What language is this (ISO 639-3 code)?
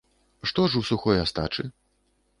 bel